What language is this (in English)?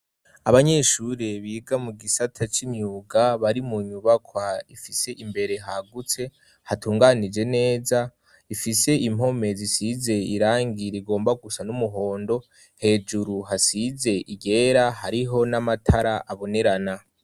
Rundi